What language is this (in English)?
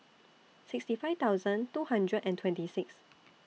English